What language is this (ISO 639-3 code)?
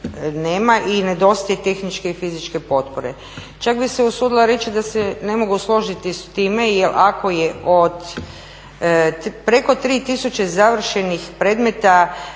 hrv